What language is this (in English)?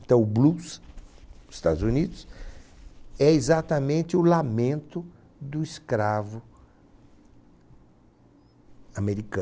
Portuguese